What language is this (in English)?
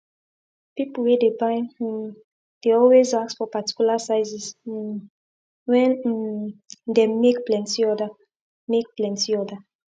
Nigerian Pidgin